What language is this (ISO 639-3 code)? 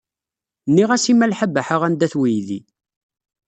kab